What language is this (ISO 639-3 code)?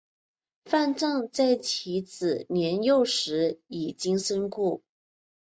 zho